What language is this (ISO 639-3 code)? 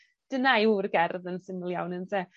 cym